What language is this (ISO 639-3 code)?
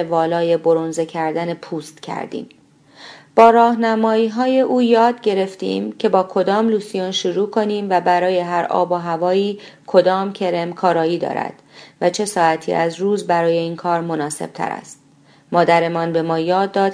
fas